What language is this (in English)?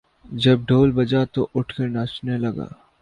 Urdu